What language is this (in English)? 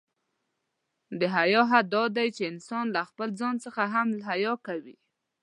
Pashto